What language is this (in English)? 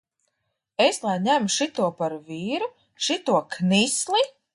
Latvian